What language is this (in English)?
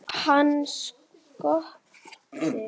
Icelandic